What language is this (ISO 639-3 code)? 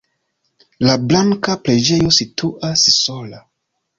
epo